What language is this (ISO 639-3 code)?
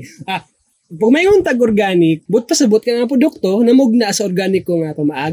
fil